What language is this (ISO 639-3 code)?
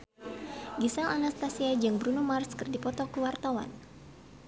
sun